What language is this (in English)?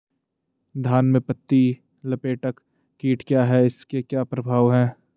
Hindi